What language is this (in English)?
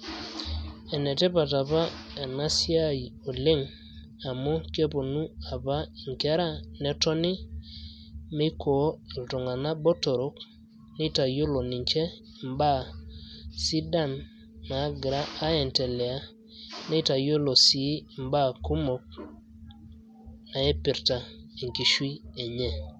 Masai